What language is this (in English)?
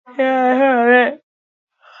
Basque